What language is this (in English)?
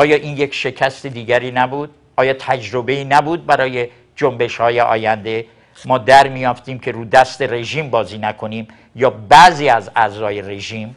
Persian